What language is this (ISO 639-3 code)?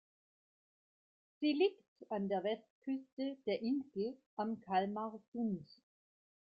deu